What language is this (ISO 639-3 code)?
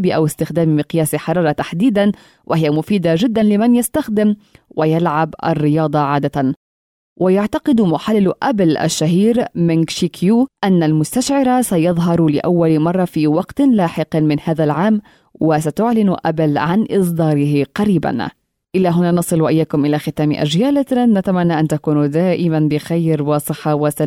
ara